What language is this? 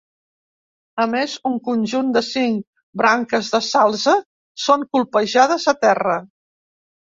Catalan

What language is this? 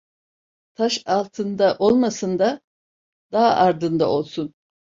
Turkish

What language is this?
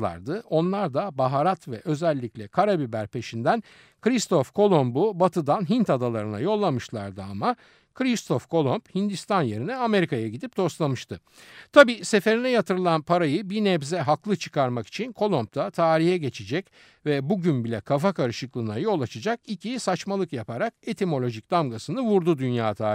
Turkish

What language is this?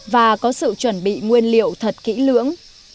Vietnamese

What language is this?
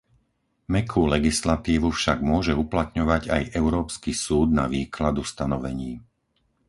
Slovak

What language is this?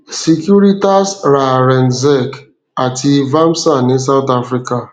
Yoruba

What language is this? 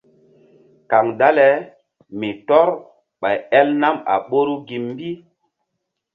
Mbum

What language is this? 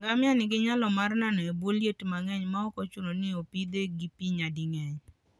Luo (Kenya and Tanzania)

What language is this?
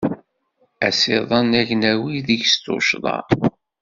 Kabyle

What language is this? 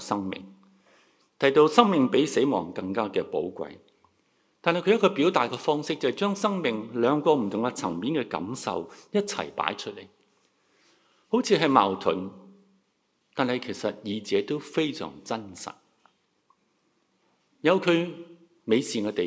Chinese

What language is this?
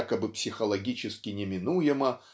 Russian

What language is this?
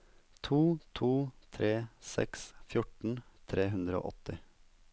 Norwegian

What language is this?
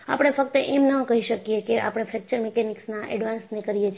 Gujarati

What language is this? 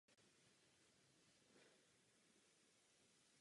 Czech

